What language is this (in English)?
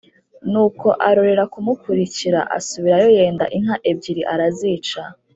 Kinyarwanda